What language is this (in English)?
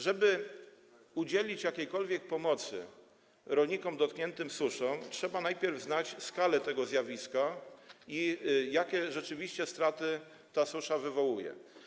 Polish